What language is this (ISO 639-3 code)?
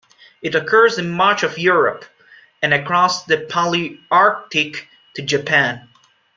eng